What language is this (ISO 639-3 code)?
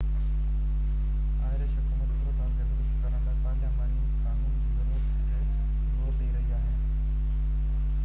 snd